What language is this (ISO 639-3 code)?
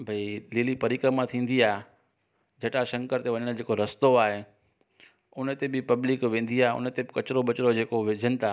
snd